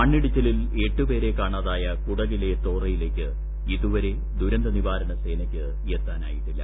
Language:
Malayalam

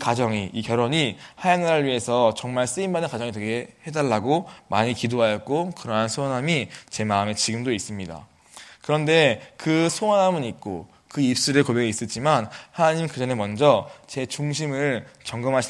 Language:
Korean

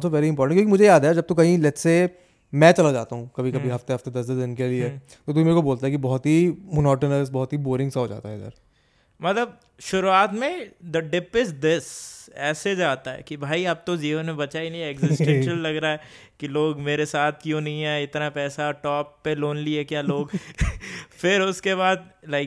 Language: Hindi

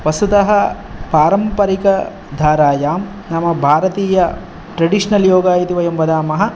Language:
Sanskrit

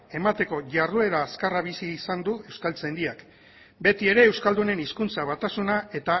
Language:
Basque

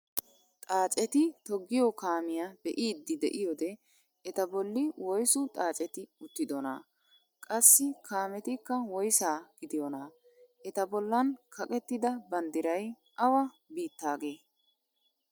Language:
Wolaytta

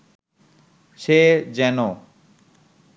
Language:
Bangla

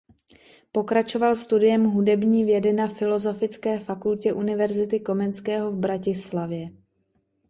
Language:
Czech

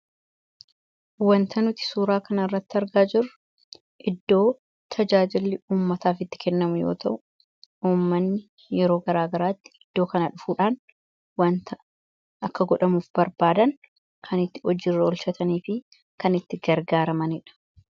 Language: Oromo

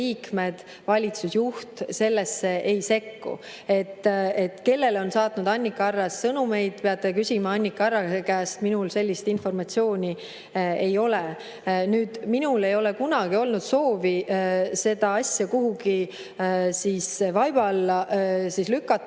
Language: Estonian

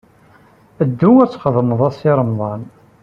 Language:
Kabyle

